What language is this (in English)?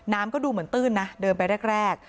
Thai